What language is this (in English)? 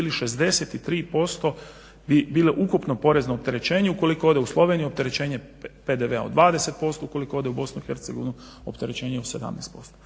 Croatian